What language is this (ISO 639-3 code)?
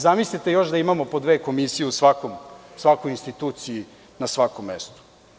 srp